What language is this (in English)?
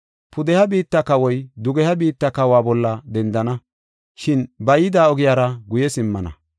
Gofa